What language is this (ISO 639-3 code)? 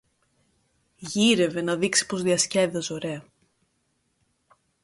ell